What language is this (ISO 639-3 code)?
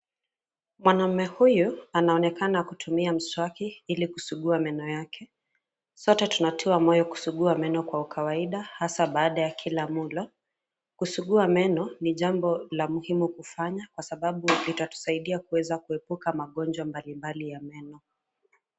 swa